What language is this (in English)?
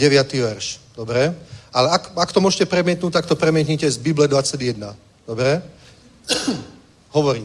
Czech